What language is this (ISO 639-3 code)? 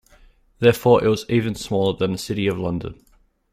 eng